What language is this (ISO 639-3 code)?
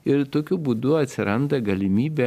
lit